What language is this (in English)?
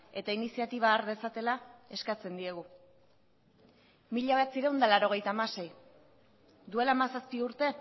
Basque